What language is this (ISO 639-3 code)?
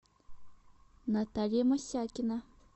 rus